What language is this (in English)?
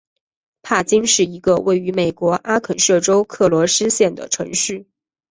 Chinese